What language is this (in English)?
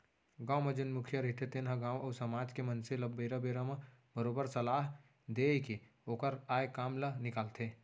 Chhattisgarhi